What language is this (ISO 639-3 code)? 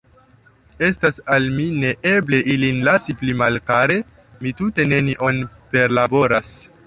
epo